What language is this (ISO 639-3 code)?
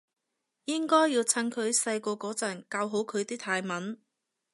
yue